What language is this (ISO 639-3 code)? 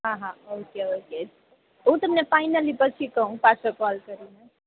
guj